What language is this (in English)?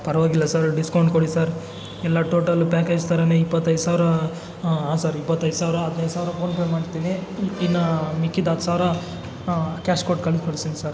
Kannada